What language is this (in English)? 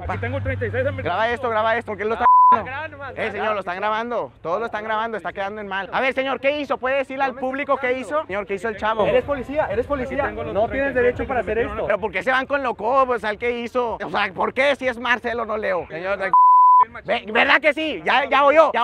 Spanish